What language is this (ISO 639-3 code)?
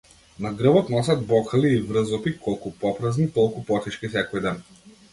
mkd